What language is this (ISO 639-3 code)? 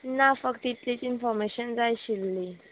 kok